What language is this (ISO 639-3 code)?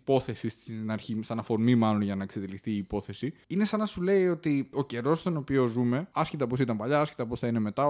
ell